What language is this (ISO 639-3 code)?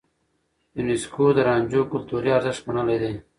pus